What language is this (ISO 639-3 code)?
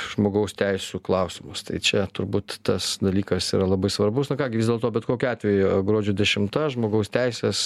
lit